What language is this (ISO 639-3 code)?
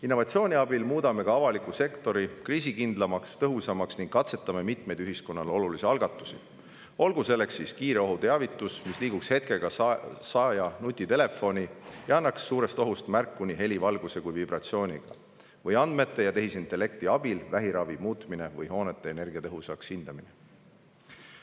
est